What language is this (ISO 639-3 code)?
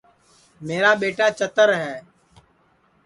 ssi